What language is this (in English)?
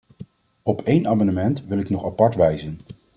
Dutch